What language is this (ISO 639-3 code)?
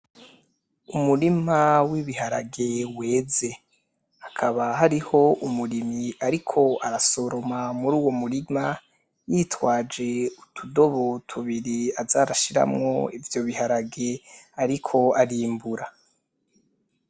run